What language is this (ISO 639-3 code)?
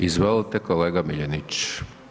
hrv